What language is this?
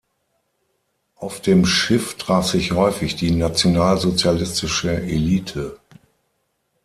German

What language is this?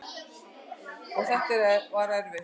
Icelandic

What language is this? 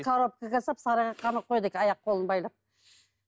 Kazakh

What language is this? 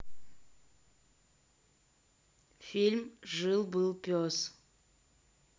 Russian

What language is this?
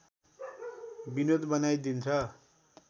Nepali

